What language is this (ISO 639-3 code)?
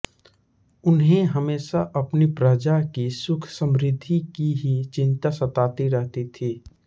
hin